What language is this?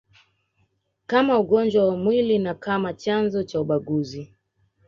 Swahili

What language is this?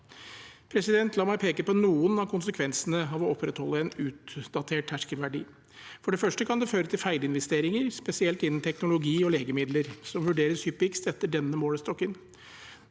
Norwegian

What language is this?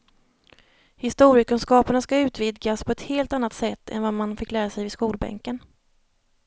Swedish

